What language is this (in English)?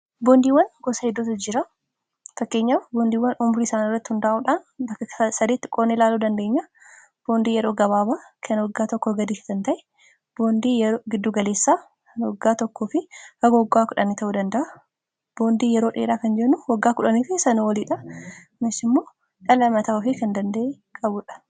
Oromo